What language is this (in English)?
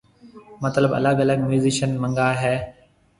Marwari (Pakistan)